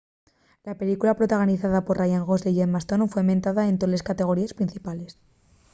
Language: Asturian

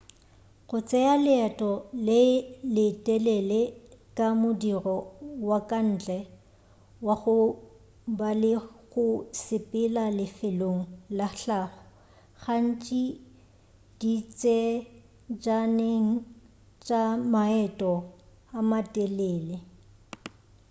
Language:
Northern Sotho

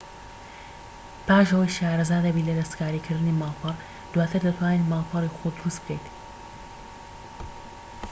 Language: Central Kurdish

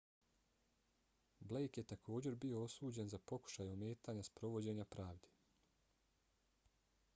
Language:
Bosnian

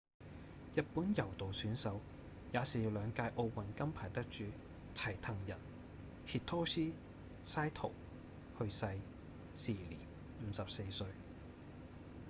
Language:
Cantonese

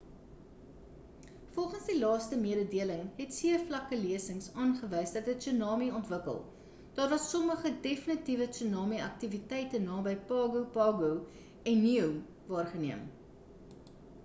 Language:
Afrikaans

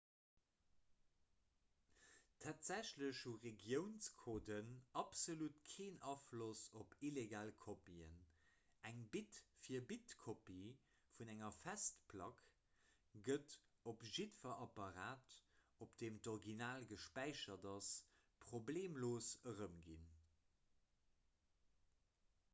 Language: Luxembourgish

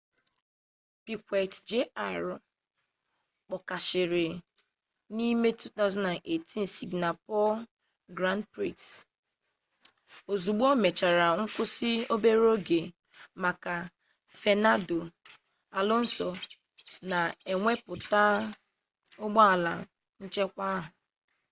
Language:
Igbo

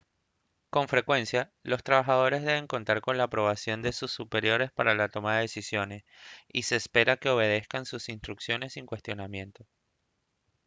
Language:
Spanish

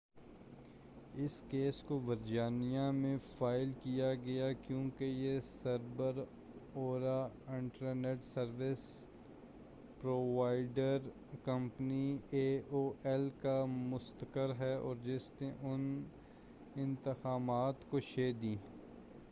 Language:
Urdu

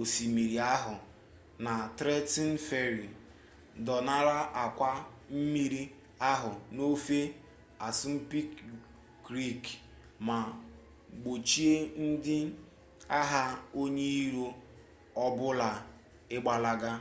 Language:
Igbo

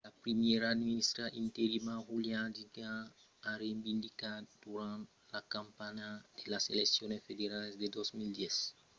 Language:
Occitan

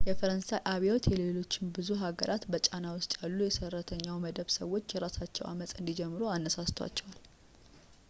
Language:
Amharic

